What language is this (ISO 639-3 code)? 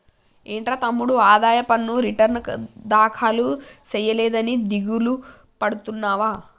tel